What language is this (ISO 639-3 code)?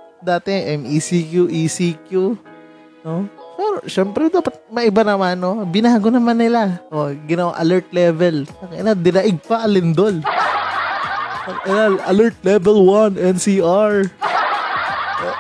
fil